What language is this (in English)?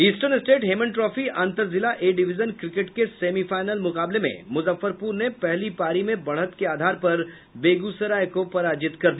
Hindi